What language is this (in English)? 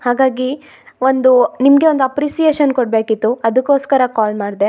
Kannada